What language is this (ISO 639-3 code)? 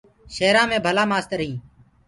ggg